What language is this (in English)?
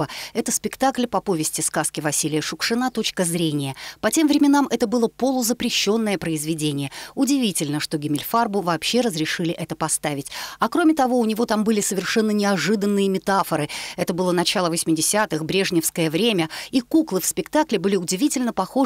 Russian